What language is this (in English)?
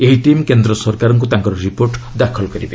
Odia